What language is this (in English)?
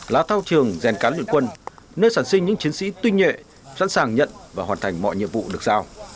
Vietnamese